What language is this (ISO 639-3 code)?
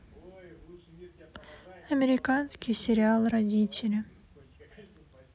rus